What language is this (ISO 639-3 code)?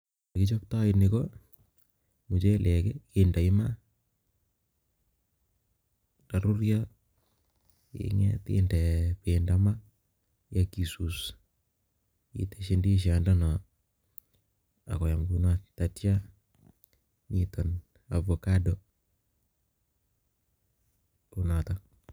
kln